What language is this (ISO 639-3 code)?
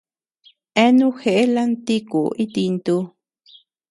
cux